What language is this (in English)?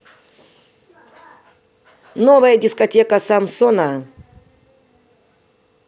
Russian